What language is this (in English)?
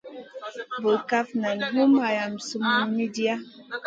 Masana